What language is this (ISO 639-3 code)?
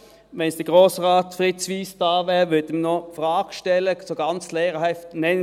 gsw